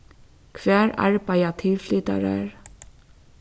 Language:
Faroese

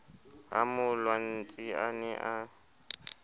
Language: Southern Sotho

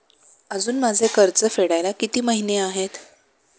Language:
Marathi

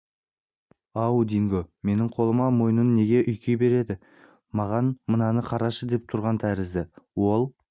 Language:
Kazakh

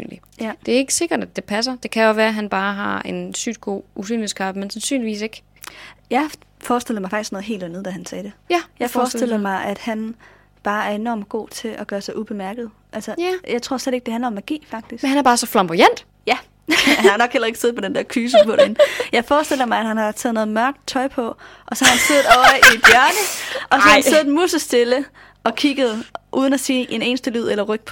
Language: Danish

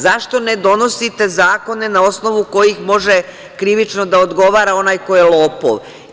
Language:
Serbian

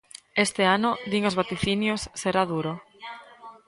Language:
Galician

